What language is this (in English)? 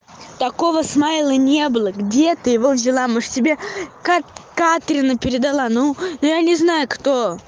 Russian